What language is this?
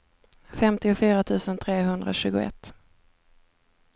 Swedish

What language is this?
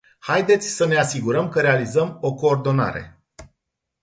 Romanian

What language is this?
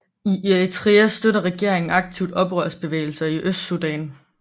Danish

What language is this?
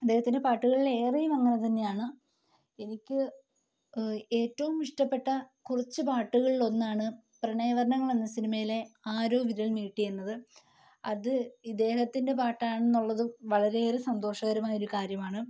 Malayalam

